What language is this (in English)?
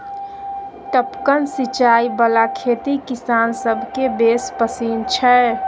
Maithili